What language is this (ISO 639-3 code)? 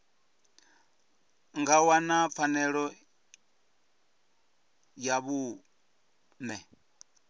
ven